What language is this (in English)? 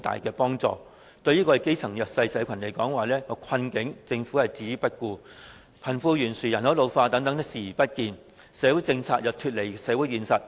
Cantonese